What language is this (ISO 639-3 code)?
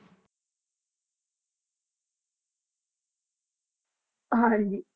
pan